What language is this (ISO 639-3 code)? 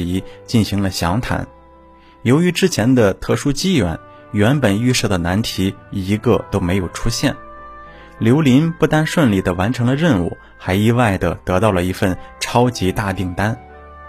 zho